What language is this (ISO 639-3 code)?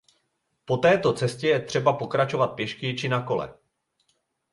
ces